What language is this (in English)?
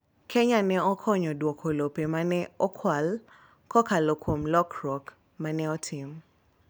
Luo (Kenya and Tanzania)